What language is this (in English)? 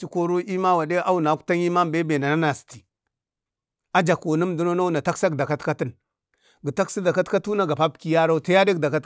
Bade